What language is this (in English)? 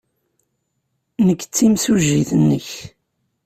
Kabyle